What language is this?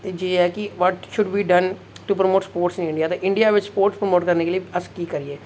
Dogri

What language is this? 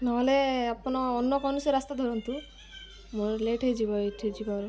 Odia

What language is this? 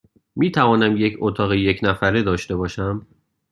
Persian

